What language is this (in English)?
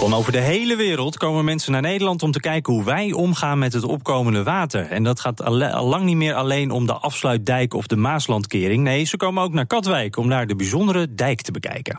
Dutch